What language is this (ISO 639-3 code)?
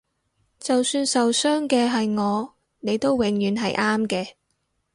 yue